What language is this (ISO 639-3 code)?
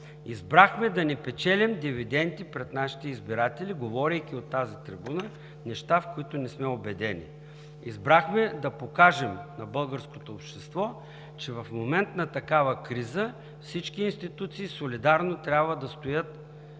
bul